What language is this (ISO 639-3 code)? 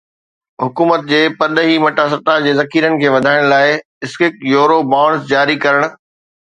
snd